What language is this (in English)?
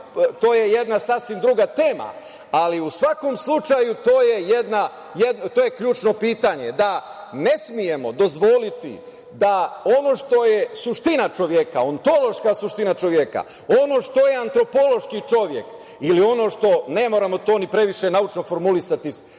Serbian